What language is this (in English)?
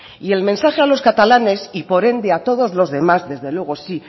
Spanish